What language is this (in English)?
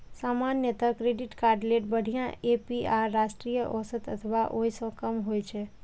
Maithili